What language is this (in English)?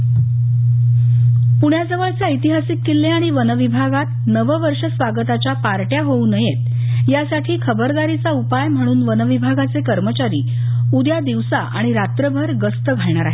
Marathi